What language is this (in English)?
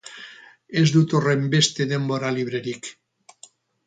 Basque